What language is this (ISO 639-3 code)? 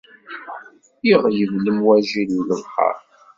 kab